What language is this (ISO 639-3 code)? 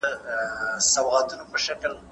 pus